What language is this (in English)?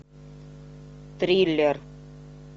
Russian